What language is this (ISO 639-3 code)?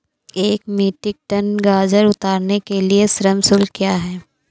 hin